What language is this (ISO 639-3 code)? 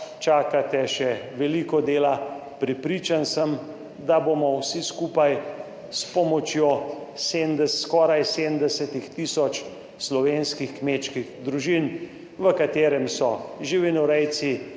slv